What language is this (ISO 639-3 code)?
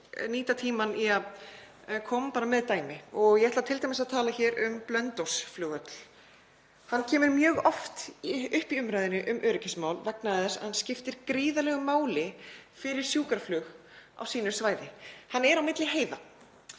isl